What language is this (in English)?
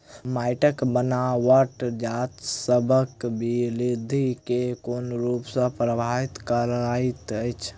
Maithili